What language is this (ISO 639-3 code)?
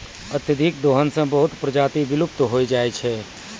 mai